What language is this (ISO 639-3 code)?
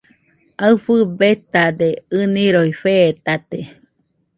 hux